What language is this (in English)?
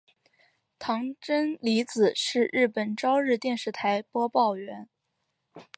Chinese